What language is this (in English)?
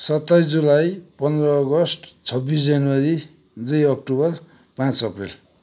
Nepali